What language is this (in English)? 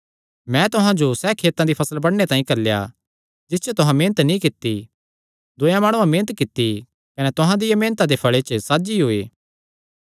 Kangri